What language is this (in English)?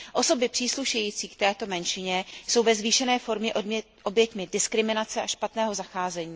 Czech